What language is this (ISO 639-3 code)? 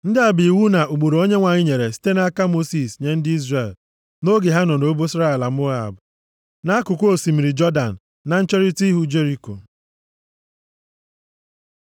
ibo